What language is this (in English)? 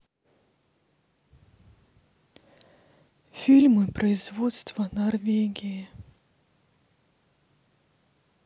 Russian